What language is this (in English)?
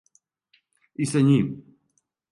Serbian